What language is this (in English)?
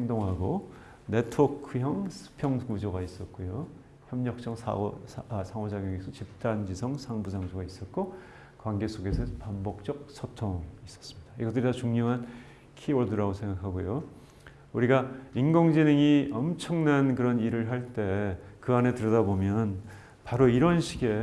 Korean